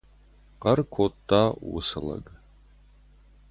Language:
Ossetic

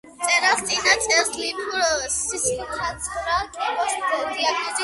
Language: Georgian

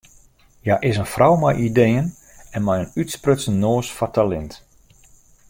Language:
Western Frisian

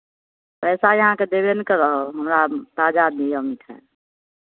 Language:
Maithili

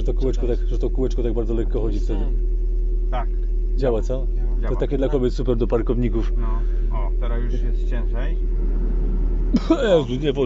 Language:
Polish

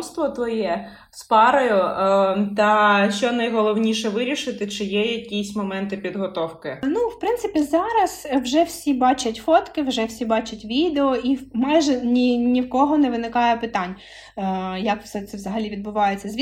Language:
Ukrainian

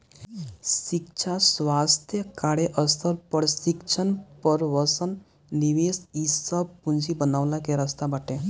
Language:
Bhojpuri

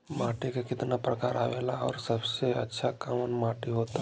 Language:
Bhojpuri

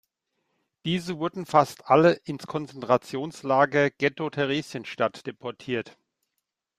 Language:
German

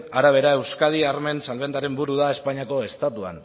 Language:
Basque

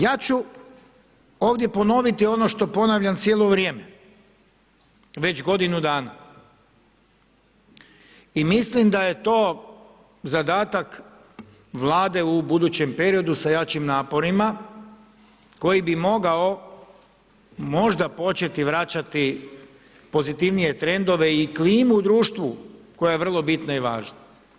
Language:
Croatian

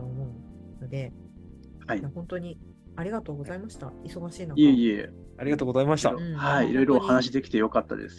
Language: Japanese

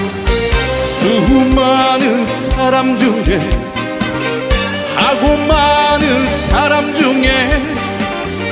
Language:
Arabic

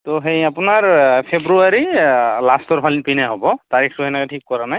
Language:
Assamese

